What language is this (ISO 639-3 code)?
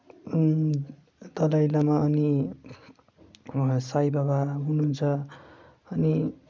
nep